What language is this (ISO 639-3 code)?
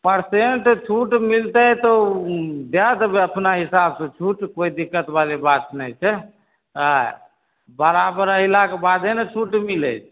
mai